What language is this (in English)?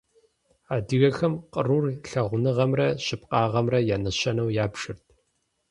Kabardian